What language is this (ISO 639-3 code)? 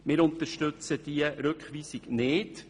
gsw